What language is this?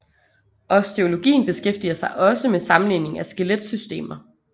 Danish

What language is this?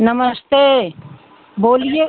Hindi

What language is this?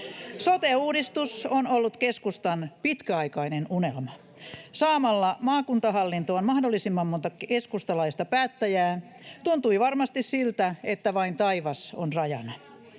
Finnish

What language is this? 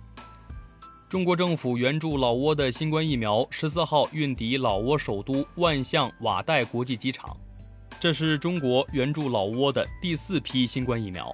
Chinese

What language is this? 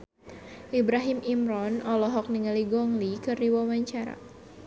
Sundanese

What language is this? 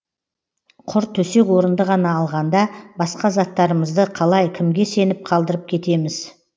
Kazakh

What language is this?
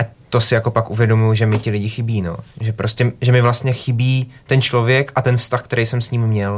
Czech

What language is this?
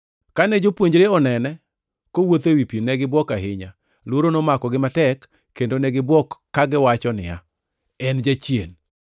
Luo (Kenya and Tanzania)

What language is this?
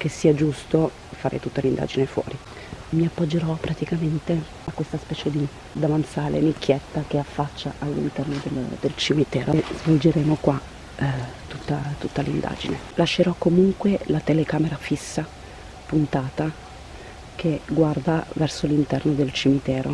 Italian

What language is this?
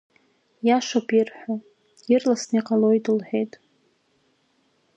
Abkhazian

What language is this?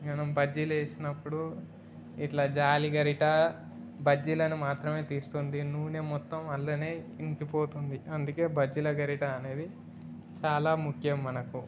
Telugu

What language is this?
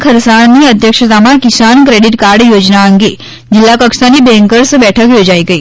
Gujarati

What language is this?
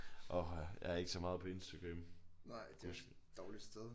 Danish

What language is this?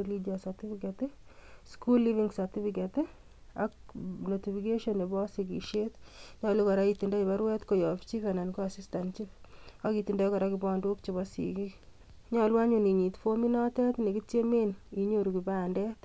Kalenjin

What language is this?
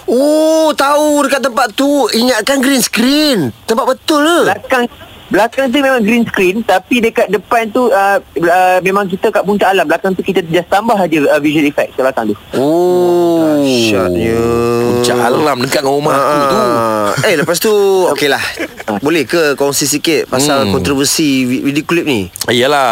Malay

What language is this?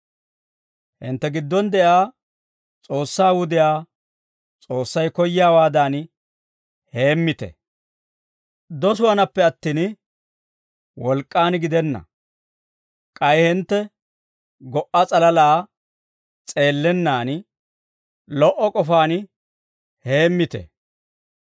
Dawro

